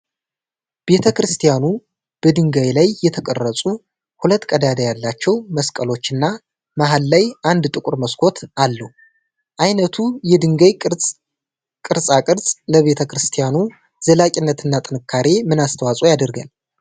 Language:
Amharic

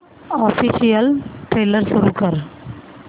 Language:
Marathi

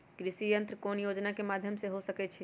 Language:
Magahi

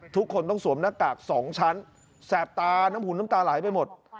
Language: Thai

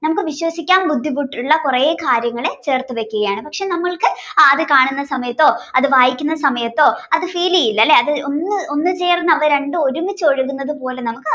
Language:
Malayalam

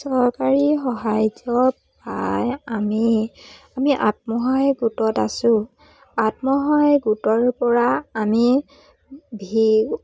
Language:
Assamese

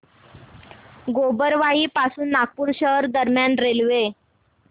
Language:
Marathi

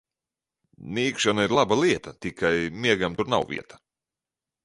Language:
Latvian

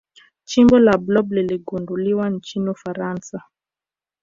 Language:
Swahili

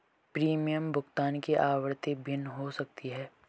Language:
Hindi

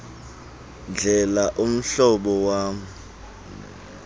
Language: Xhosa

